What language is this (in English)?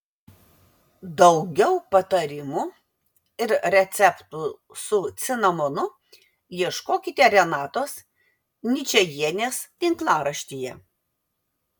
Lithuanian